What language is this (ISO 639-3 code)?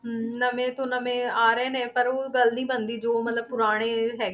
pan